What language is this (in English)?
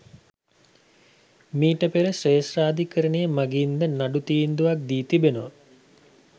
Sinhala